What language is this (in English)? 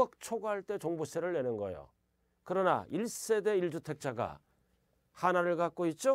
Korean